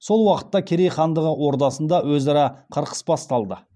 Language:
Kazakh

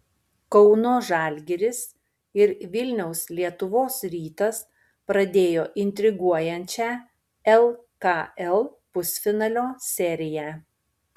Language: Lithuanian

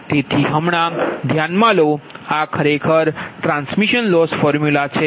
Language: Gujarati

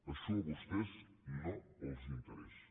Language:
Catalan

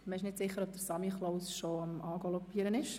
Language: Swiss German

